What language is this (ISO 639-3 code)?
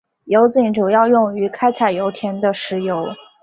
zho